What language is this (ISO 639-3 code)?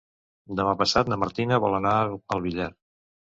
cat